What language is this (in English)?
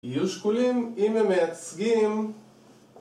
Hebrew